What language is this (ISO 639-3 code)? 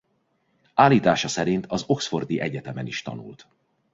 hun